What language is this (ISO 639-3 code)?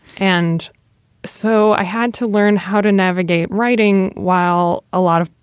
eng